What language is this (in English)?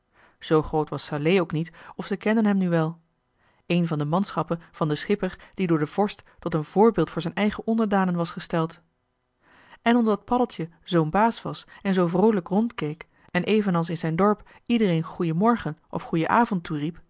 Dutch